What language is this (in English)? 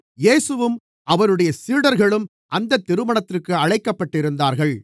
Tamil